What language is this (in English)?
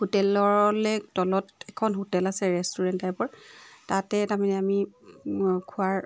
Assamese